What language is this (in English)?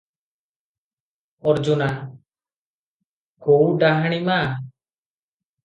Odia